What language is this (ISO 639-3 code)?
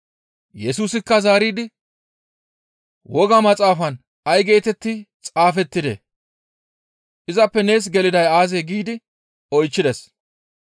gmv